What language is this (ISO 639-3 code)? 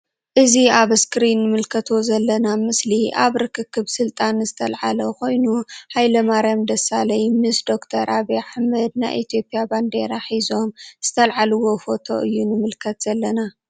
tir